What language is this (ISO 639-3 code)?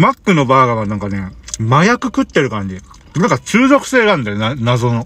jpn